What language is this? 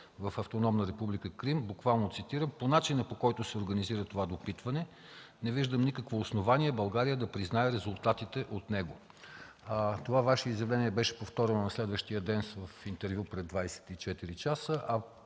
Bulgarian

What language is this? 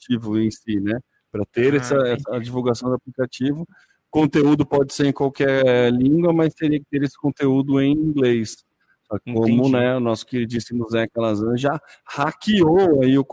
Portuguese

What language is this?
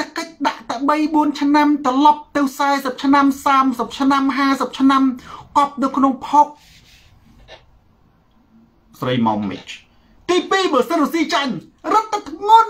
Thai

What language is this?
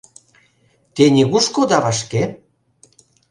Mari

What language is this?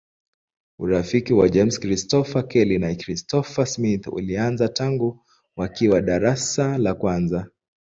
Swahili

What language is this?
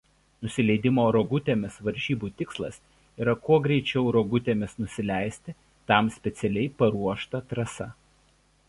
Lithuanian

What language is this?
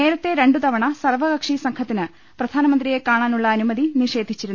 Malayalam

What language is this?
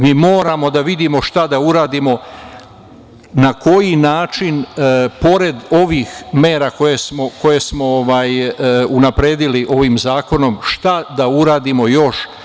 Serbian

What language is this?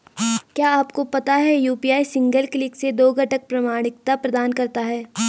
Hindi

